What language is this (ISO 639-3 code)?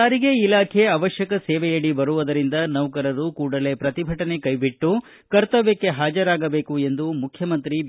kan